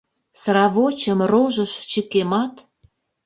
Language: Mari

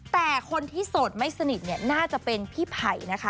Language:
Thai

